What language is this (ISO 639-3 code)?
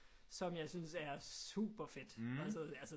dan